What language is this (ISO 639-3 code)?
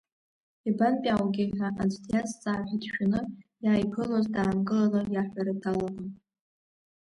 abk